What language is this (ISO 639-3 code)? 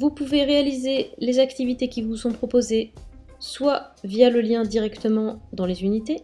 fra